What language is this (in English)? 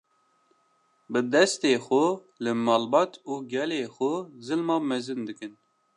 Kurdish